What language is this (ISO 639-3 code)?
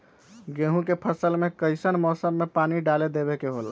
mag